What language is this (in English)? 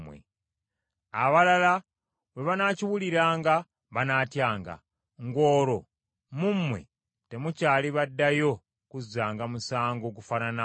Ganda